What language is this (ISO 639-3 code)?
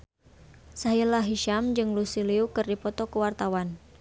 sun